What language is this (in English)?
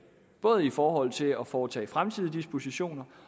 Danish